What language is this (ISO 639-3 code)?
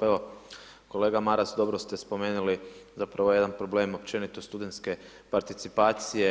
hrv